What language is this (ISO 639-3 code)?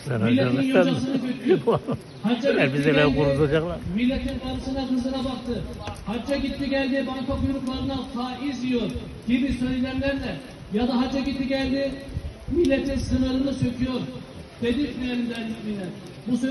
tur